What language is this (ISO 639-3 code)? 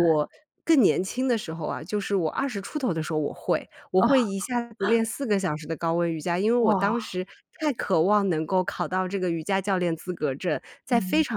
zho